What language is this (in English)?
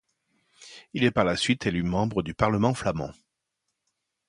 French